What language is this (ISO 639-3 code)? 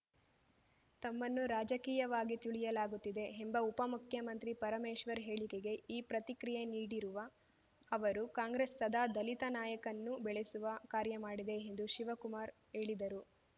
kan